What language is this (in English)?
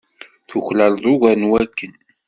Kabyle